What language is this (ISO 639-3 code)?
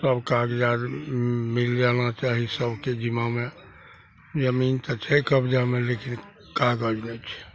mai